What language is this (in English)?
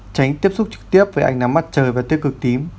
Vietnamese